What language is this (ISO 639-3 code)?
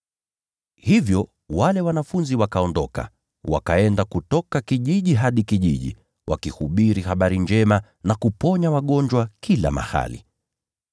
swa